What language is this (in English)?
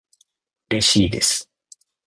Japanese